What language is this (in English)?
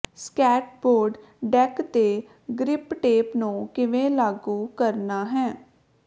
Punjabi